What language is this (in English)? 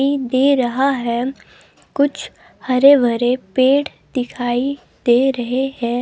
Hindi